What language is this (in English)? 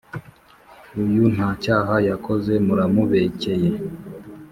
Kinyarwanda